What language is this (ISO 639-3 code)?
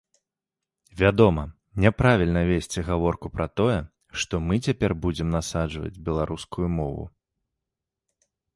bel